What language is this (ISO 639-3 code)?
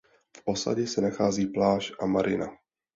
ces